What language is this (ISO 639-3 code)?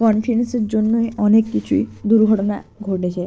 ben